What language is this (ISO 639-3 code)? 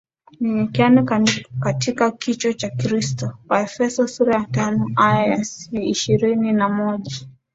swa